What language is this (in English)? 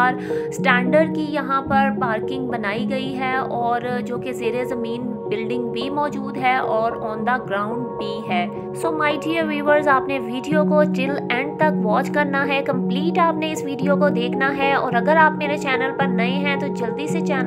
Hindi